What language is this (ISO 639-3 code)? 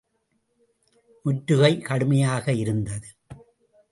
tam